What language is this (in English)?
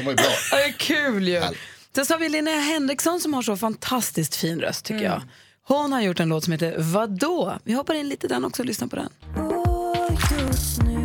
Swedish